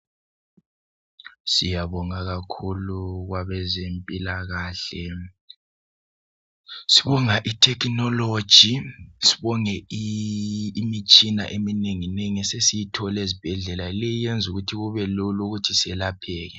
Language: North Ndebele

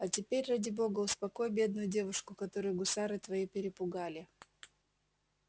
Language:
Russian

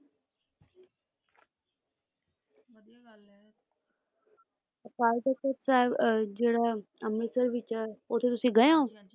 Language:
Punjabi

